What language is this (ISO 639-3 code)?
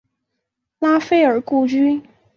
zho